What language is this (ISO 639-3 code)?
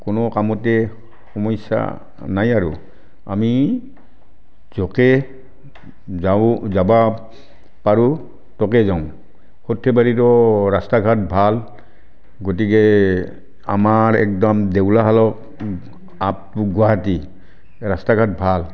asm